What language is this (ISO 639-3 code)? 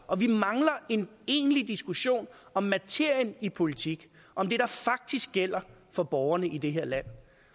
dan